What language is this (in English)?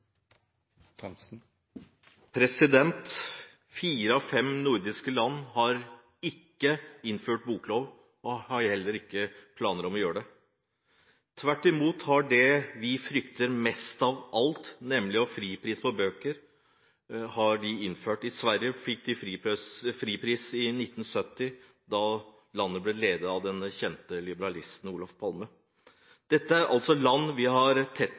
Norwegian